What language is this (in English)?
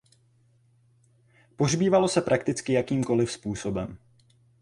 Czech